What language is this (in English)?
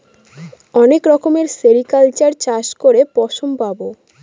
Bangla